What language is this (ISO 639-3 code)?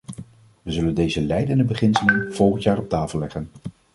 nld